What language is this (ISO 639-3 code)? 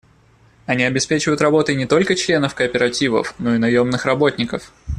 rus